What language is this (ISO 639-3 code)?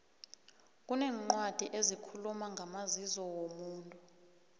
nbl